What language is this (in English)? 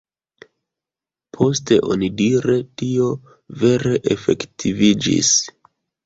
Esperanto